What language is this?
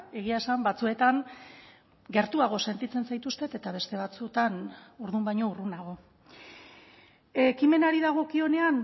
Basque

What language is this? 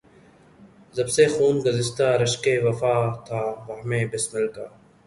Urdu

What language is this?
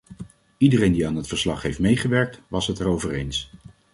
Dutch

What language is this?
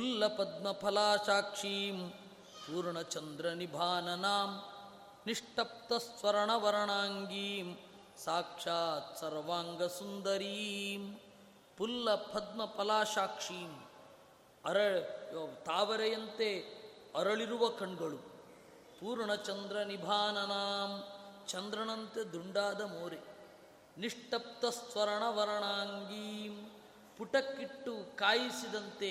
Kannada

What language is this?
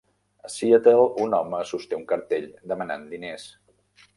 Catalan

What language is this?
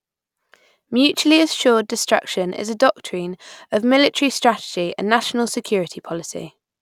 English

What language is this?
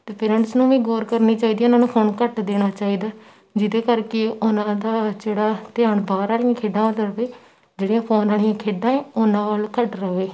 Punjabi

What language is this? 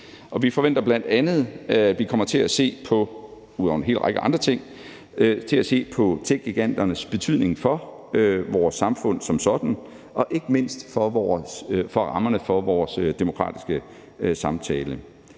Danish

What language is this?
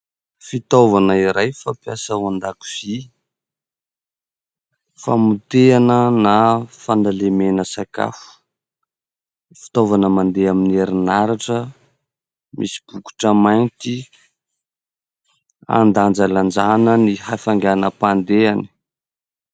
Malagasy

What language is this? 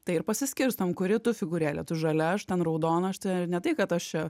Lithuanian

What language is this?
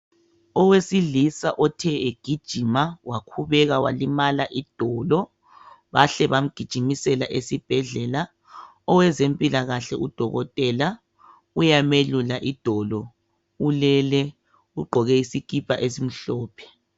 North Ndebele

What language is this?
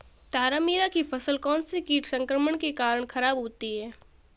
Hindi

